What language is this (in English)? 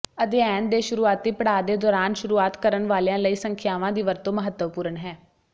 Punjabi